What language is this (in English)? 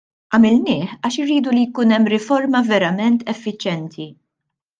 Maltese